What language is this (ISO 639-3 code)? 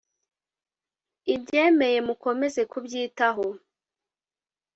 kin